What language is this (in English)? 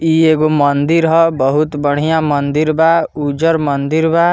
Bhojpuri